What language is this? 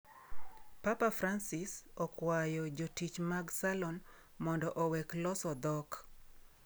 Luo (Kenya and Tanzania)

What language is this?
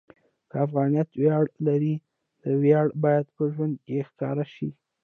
Pashto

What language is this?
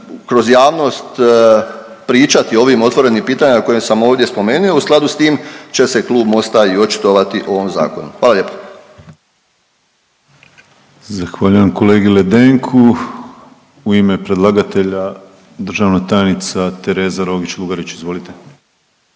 Croatian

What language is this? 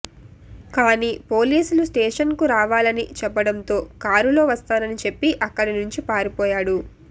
Telugu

